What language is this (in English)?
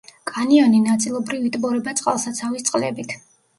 Georgian